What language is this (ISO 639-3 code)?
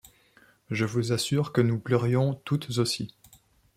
fra